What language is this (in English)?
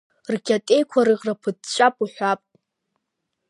Abkhazian